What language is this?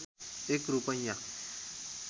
Nepali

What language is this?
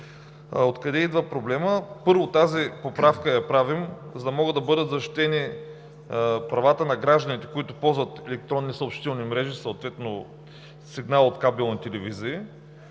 Bulgarian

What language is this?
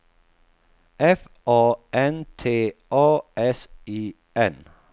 Swedish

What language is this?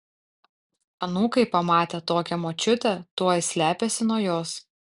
Lithuanian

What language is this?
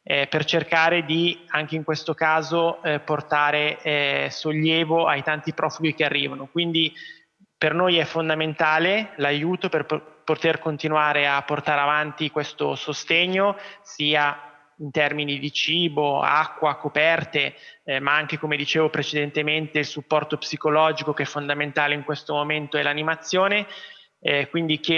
Italian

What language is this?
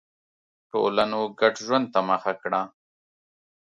Pashto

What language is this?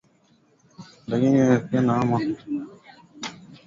Swahili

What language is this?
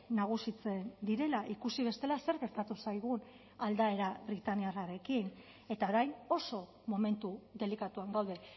Basque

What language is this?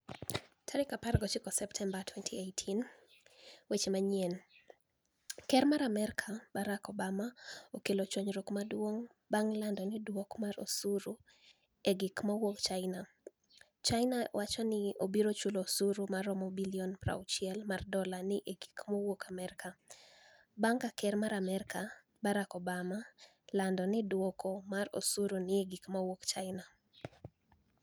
Luo (Kenya and Tanzania)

